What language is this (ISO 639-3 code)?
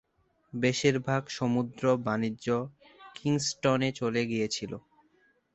ben